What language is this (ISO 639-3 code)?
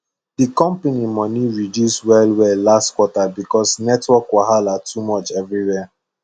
pcm